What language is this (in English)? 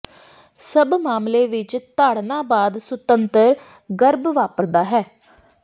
Punjabi